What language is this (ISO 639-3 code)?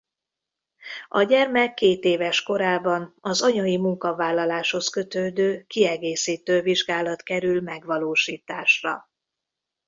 hun